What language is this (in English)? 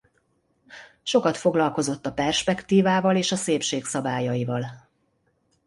Hungarian